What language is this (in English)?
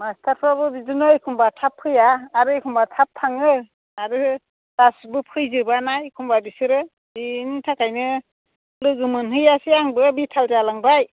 Bodo